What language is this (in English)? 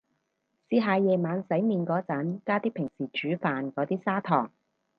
Cantonese